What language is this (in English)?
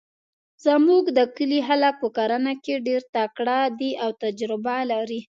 Pashto